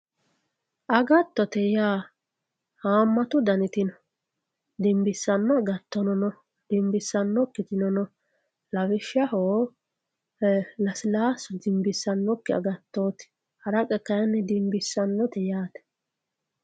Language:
Sidamo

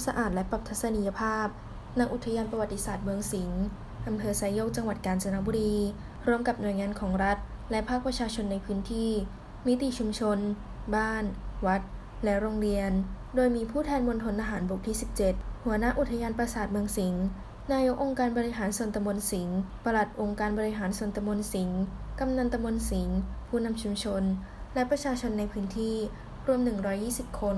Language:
Thai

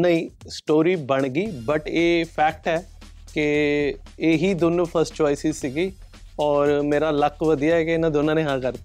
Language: Punjabi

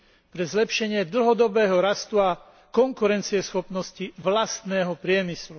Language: Slovak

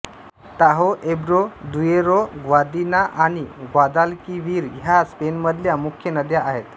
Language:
Marathi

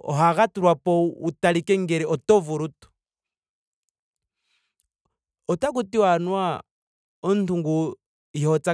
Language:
Ndonga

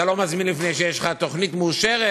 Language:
Hebrew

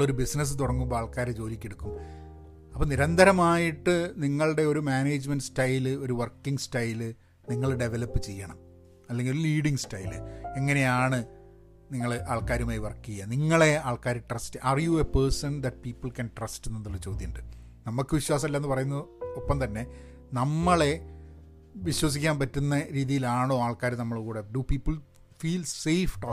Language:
Malayalam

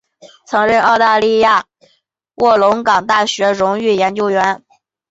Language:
Chinese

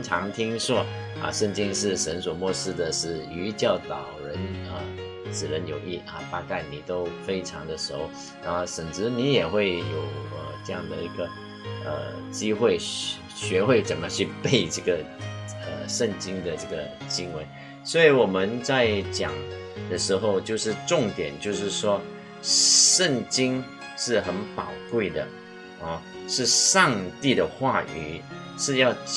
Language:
Chinese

